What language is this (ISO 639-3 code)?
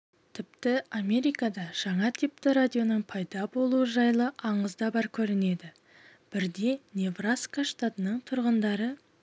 kaz